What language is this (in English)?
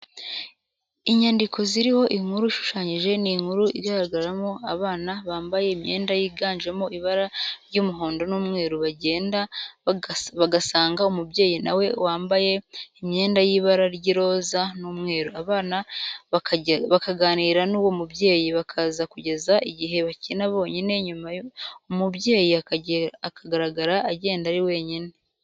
Kinyarwanda